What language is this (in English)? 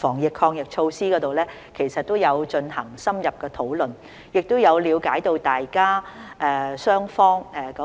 Cantonese